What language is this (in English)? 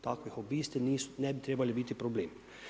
Croatian